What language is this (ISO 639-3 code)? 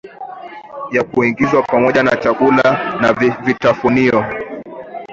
swa